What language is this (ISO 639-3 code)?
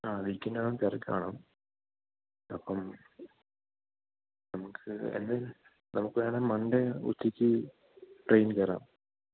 mal